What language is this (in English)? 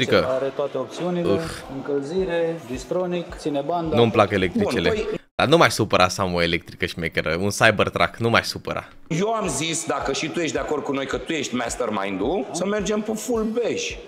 Romanian